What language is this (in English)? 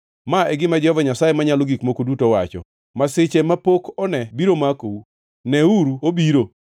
Luo (Kenya and Tanzania)